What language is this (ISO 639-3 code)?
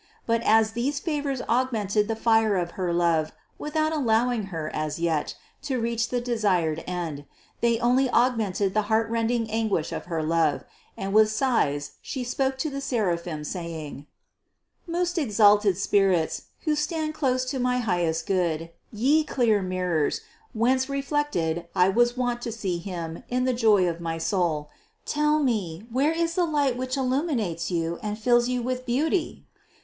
eng